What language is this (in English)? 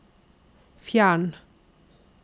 Norwegian